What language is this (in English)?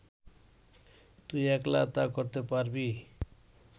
Bangla